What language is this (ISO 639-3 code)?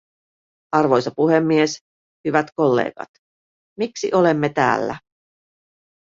fin